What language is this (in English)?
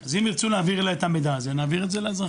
Hebrew